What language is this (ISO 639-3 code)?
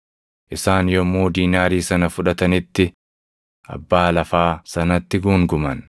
orm